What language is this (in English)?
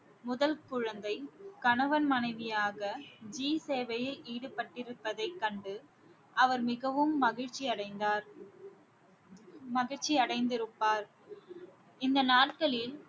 Tamil